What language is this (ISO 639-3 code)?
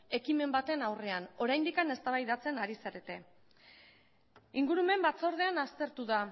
eus